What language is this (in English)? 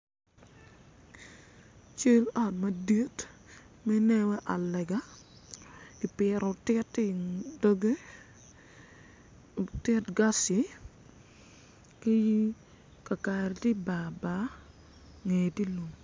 Acoli